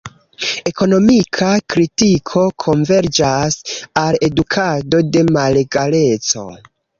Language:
Esperanto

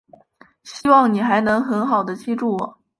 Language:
Chinese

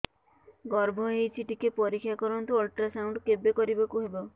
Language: Odia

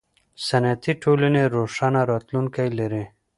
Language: Pashto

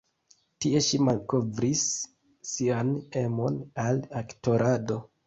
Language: Esperanto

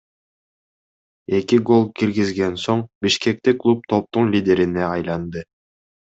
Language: Kyrgyz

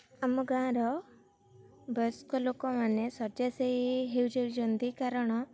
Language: Odia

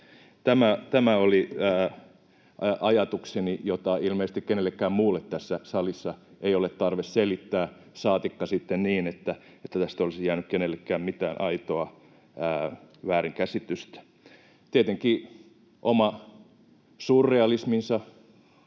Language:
Finnish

